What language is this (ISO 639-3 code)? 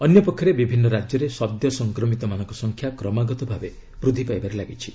ori